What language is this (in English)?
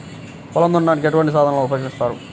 Telugu